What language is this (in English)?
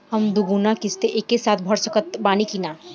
Bhojpuri